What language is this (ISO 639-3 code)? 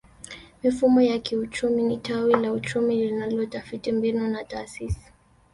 swa